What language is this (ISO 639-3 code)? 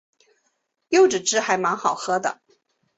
zho